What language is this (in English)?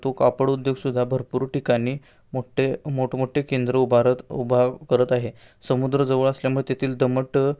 Marathi